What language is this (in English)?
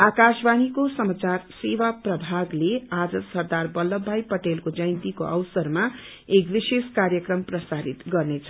Nepali